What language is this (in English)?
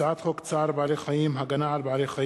Hebrew